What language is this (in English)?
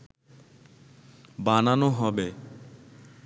Bangla